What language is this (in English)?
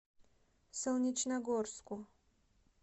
Russian